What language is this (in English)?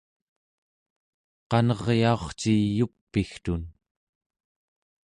Central Yupik